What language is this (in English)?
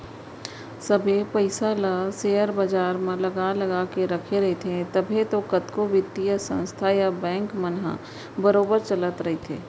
Chhattisgarhi